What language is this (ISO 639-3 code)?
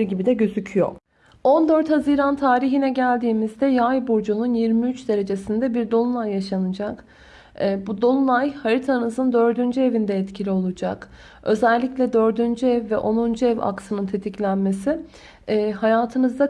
tur